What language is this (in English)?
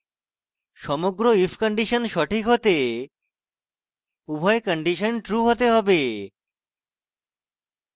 Bangla